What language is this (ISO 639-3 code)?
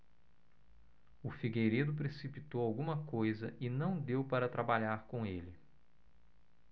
por